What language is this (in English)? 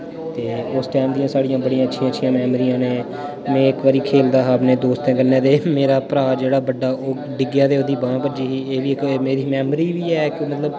Dogri